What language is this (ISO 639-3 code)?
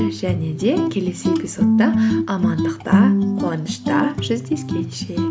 kaz